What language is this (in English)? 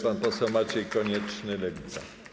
Polish